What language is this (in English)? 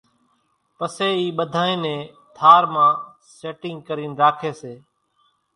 Kachi Koli